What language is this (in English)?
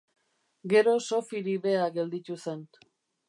Basque